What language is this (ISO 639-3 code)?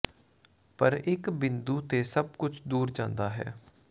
pan